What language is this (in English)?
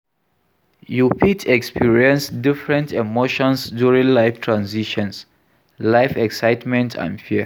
Nigerian Pidgin